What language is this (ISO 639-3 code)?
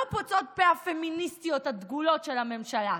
heb